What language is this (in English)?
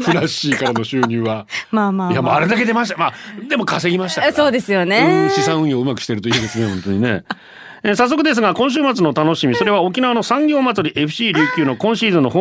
Japanese